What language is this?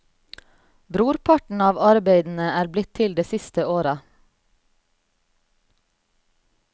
Norwegian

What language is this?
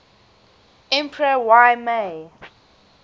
English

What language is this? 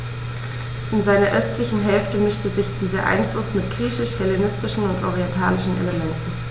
German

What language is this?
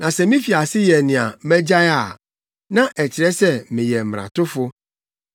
Akan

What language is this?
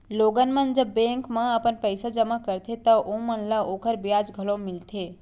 Chhattisgarhi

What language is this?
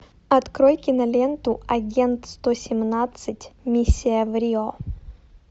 Russian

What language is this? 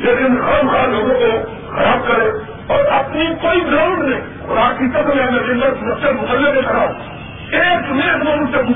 Urdu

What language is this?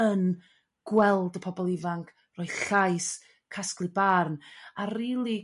Welsh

